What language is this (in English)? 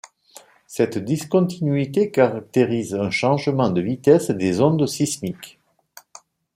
French